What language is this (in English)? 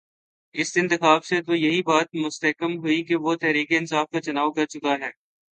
Urdu